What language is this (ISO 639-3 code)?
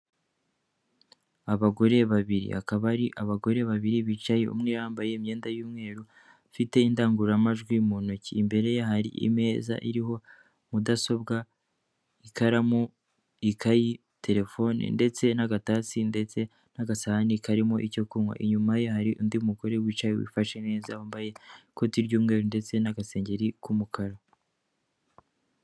kin